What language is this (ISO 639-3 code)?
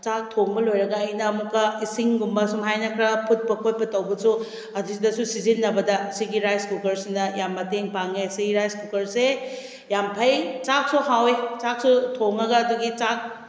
mni